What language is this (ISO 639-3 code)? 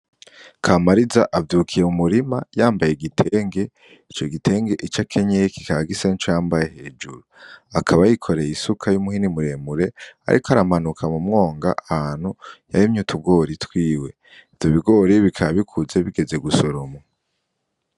run